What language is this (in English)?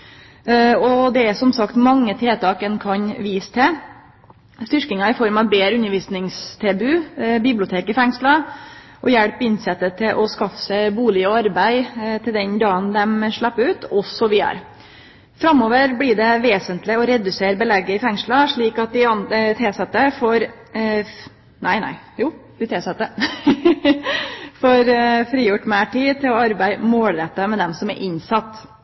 Norwegian Nynorsk